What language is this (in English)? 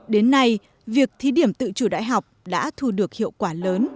Vietnamese